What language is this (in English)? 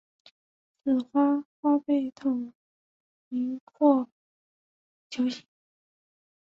Chinese